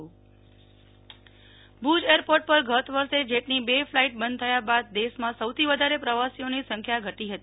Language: Gujarati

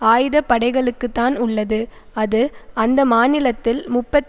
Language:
Tamil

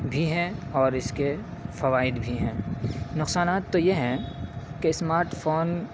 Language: Urdu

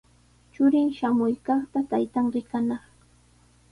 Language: Sihuas Ancash Quechua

